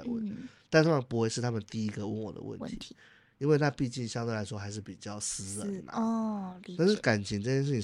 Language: Chinese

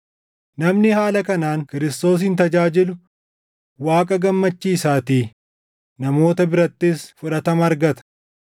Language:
Oromo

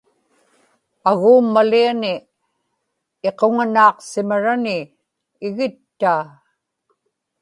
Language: Inupiaq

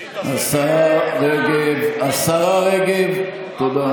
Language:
Hebrew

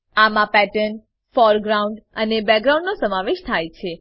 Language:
Gujarati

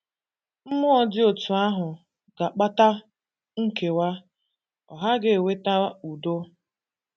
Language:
Igbo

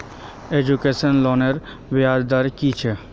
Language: Magahi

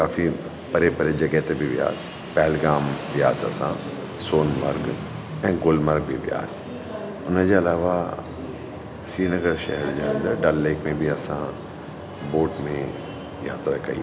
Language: Sindhi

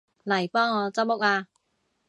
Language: Cantonese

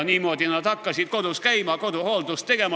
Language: Estonian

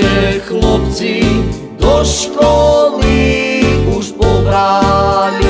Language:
Romanian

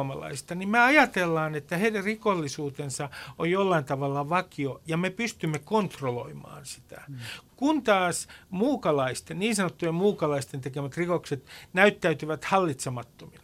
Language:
Finnish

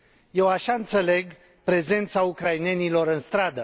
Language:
Romanian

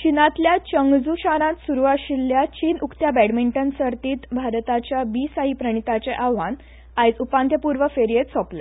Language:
Konkani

